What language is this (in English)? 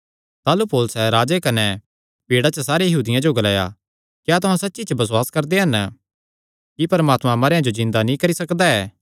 Kangri